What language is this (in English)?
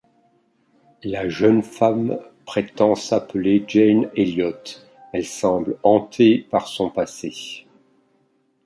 French